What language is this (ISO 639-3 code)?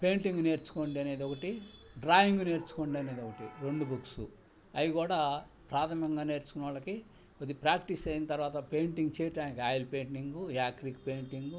tel